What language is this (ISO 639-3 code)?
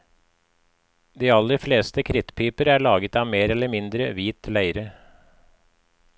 nor